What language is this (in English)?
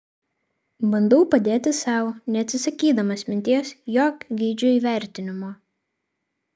Lithuanian